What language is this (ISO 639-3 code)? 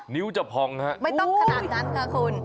tha